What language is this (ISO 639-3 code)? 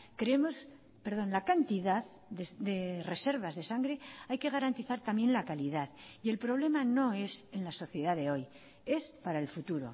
spa